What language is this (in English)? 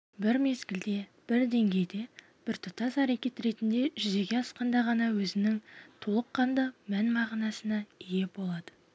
Kazakh